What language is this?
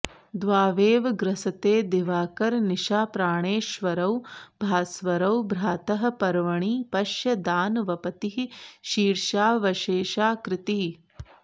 Sanskrit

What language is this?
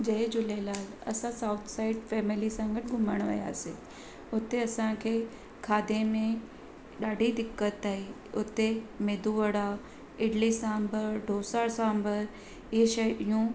Sindhi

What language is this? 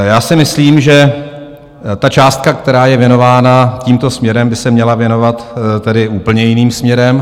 Czech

